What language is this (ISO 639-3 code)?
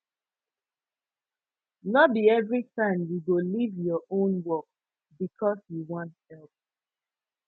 pcm